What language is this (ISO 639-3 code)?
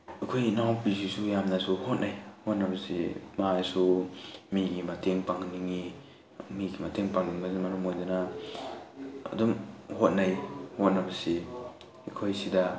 mni